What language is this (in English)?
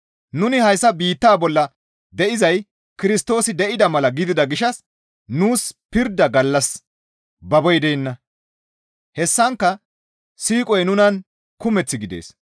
Gamo